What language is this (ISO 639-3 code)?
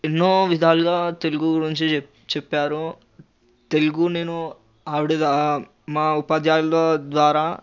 tel